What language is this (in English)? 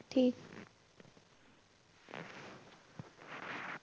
Punjabi